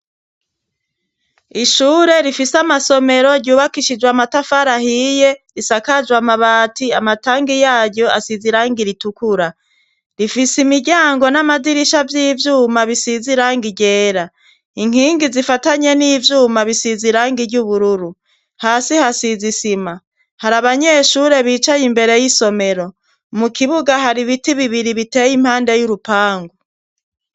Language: Rundi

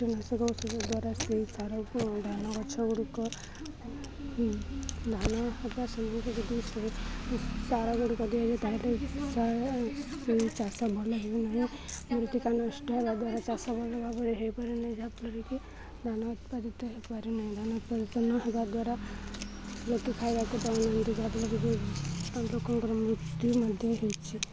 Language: Odia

